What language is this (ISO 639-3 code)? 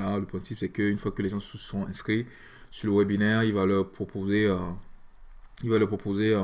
fra